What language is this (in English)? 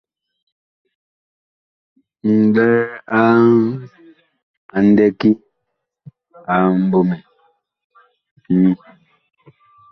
Bakoko